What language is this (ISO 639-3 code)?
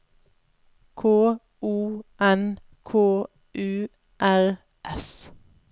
nor